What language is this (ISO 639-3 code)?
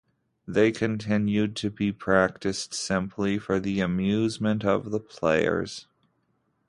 eng